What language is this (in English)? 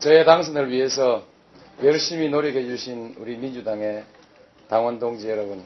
Korean